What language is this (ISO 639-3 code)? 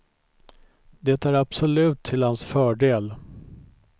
swe